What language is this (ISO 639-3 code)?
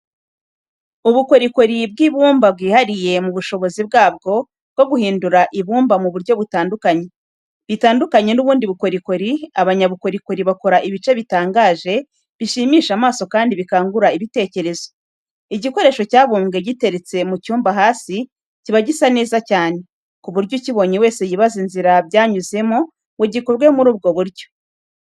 kin